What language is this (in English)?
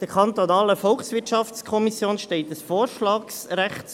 Swiss German